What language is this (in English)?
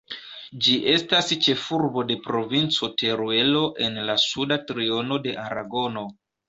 Esperanto